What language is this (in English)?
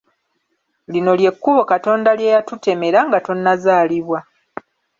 Ganda